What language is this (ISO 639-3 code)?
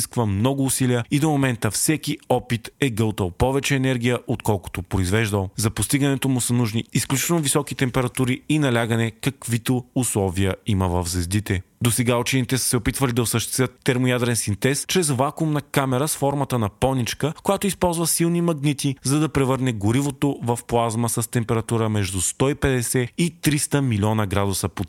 bul